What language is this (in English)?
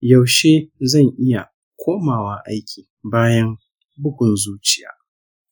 Hausa